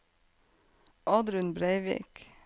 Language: Norwegian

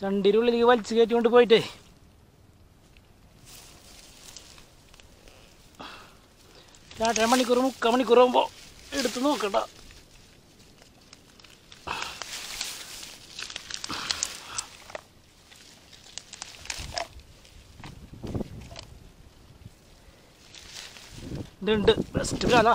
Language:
Malayalam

